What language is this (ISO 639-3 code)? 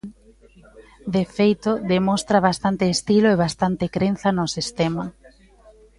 glg